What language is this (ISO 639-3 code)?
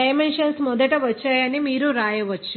tel